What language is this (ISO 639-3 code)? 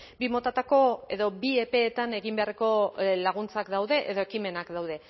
eus